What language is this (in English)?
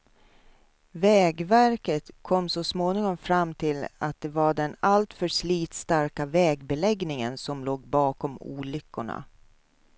Swedish